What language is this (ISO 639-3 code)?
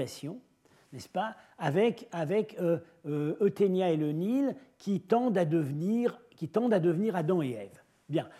fra